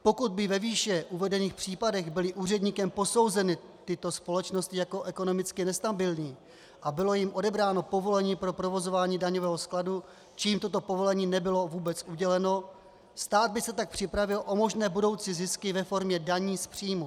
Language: Czech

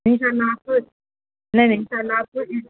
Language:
Urdu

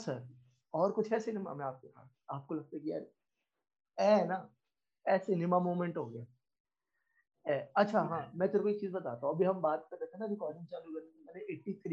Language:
Hindi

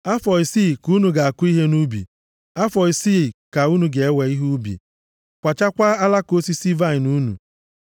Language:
Igbo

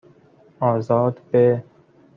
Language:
Persian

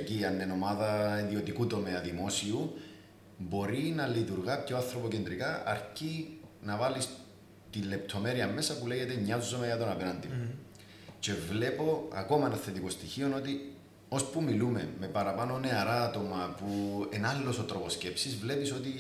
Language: Greek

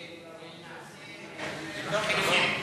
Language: Hebrew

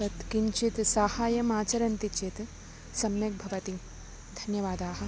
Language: Sanskrit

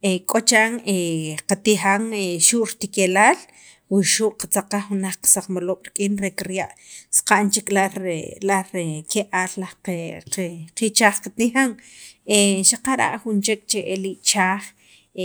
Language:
Sacapulteco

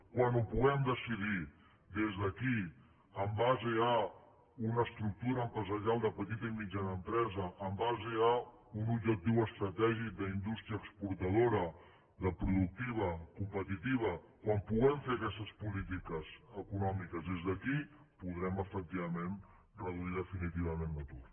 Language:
Catalan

